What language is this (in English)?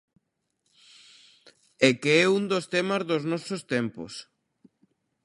Galician